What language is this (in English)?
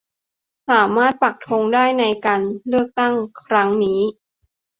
Thai